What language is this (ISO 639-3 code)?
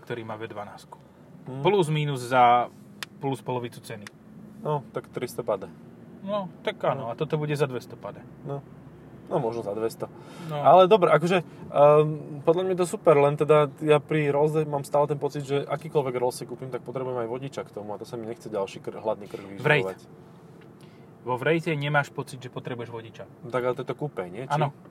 slk